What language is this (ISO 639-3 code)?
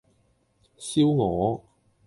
yue